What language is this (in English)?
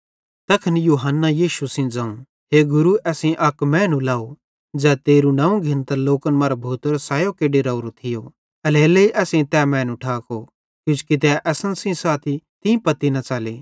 Bhadrawahi